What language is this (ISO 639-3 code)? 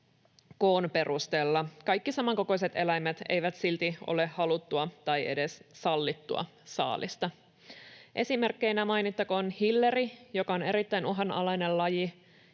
fin